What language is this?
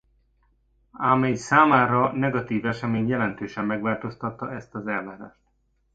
Hungarian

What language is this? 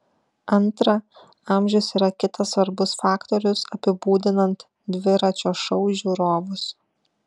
Lithuanian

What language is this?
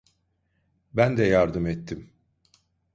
Turkish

